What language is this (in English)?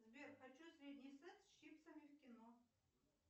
Russian